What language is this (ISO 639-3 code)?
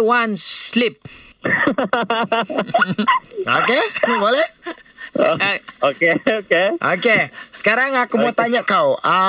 msa